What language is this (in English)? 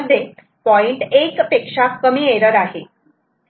Marathi